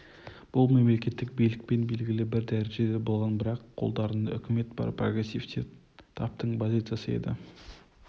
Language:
Kazakh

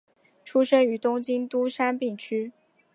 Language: Chinese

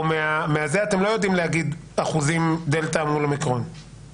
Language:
Hebrew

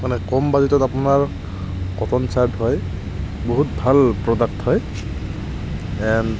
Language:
Assamese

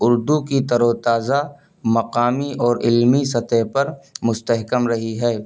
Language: Urdu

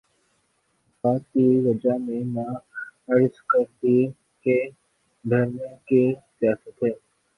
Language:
Urdu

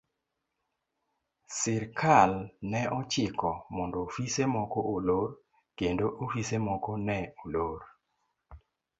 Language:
Luo (Kenya and Tanzania)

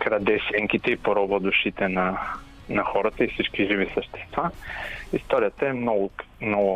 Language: Bulgarian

